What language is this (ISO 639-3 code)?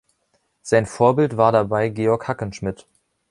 deu